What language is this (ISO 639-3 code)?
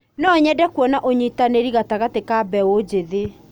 kik